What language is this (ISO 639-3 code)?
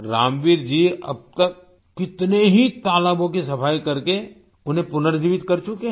hin